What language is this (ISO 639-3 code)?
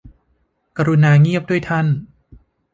tha